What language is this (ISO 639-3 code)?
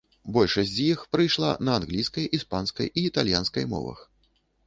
bel